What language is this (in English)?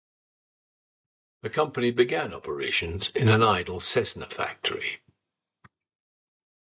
English